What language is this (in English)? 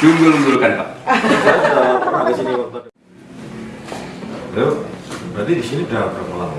Indonesian